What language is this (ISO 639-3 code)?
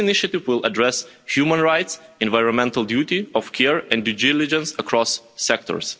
eng